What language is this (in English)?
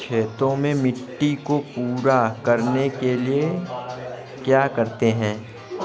Hindi